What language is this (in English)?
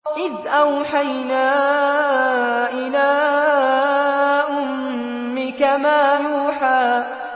Arabic